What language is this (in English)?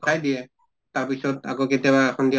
Assamese